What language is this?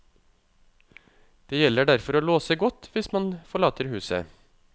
Norwegian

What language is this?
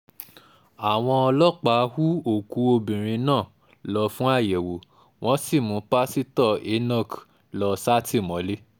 Yoruba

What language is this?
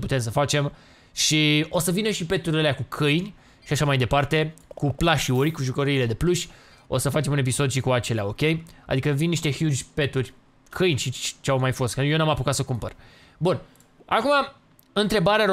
Romanian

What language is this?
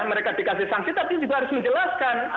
Indonesian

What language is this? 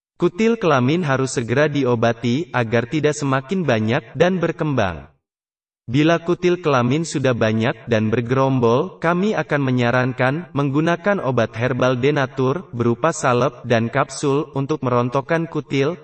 Indonesian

